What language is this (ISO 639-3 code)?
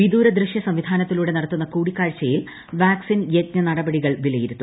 mal